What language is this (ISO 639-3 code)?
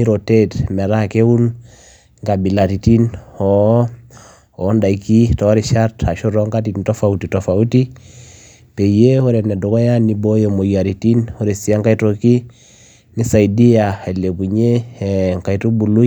mas